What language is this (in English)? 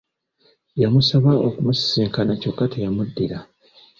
Ganda